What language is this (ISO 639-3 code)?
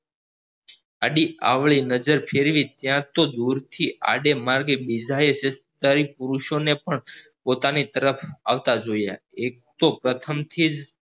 guj